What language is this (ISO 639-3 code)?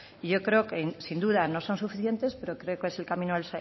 spa